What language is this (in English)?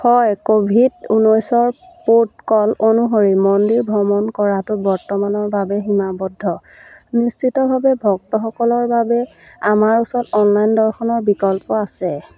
Assamese